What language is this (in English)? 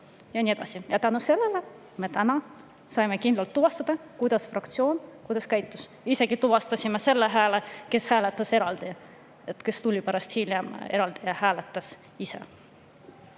Estonian